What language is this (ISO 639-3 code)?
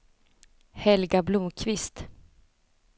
swe